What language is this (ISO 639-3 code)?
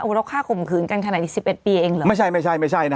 tha